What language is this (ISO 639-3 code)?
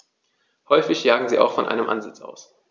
deu